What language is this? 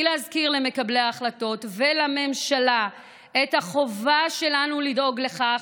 Hebrew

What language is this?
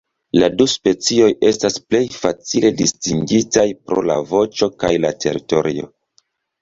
Esperanto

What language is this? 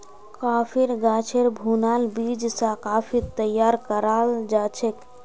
Magahi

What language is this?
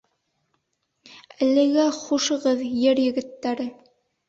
Bashkir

